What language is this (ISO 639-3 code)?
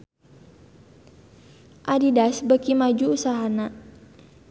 sun